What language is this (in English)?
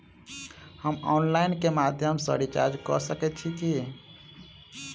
Maithili